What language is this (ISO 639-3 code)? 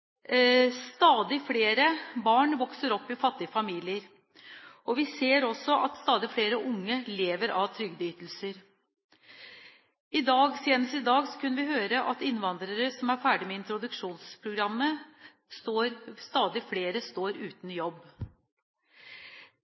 nob